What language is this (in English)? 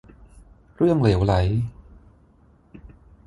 Thai